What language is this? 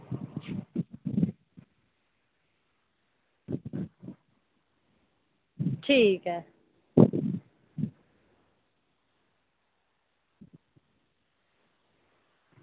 Dogri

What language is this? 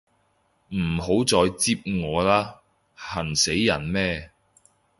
Cantonese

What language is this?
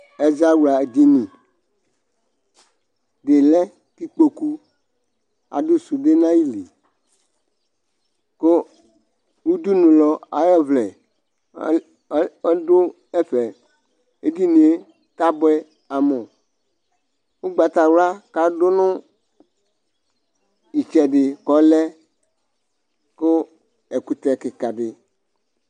Ikposo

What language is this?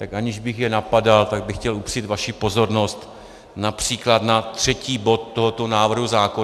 Czech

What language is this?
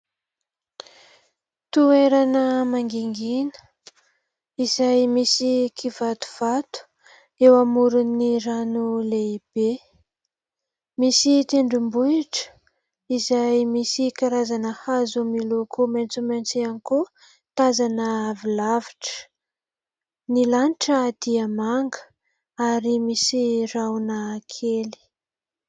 Malagasy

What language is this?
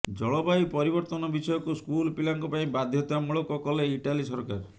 Odia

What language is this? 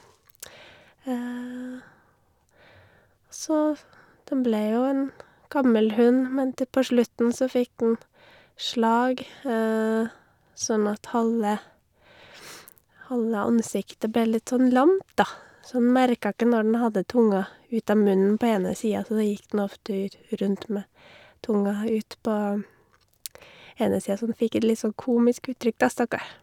Norwegian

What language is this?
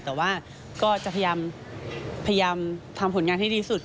Thai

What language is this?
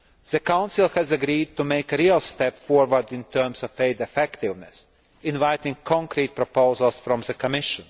English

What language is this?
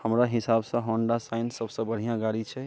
Maithili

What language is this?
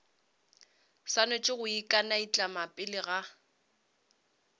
Northern Sotho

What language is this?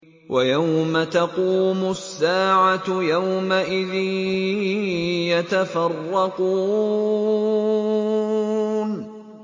Arabic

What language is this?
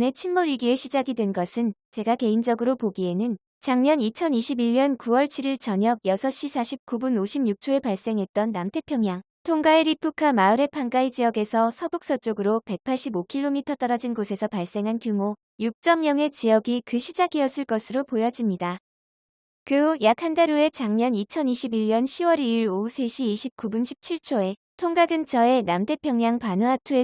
Korean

